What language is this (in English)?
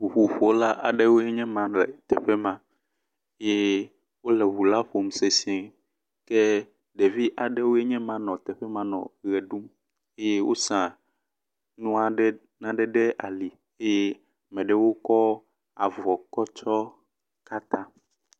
Ewe